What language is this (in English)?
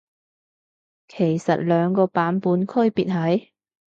Cantonese